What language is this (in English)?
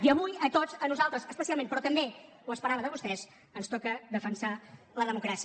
Catalan